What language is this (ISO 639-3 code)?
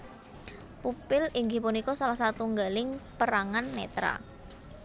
jav